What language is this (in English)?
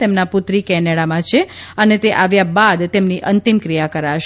Gujarati